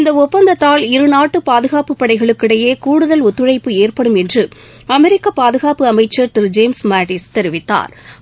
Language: Tamil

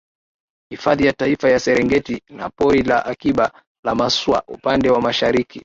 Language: Swahili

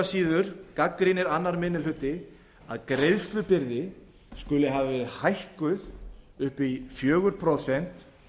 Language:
Icelandic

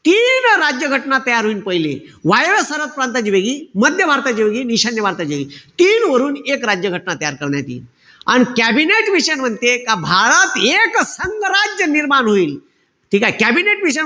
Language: Marathi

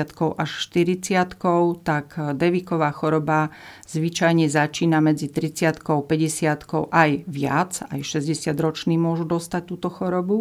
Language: Slovak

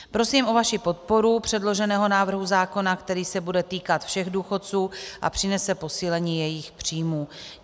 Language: Czech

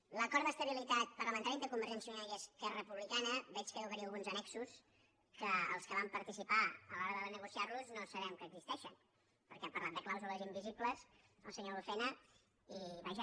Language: Catalan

